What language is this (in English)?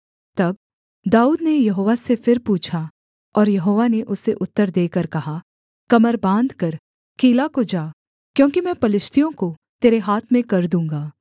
Hindi